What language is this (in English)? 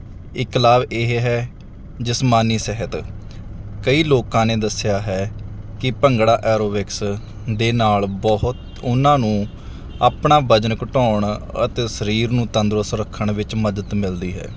Punjabi